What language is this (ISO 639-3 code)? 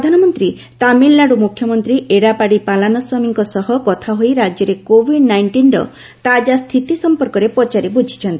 ori